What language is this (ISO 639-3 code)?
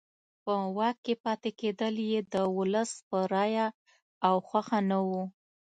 pus